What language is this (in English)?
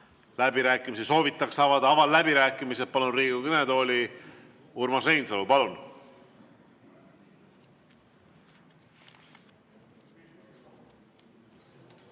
Estonian